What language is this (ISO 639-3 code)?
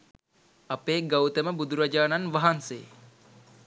sin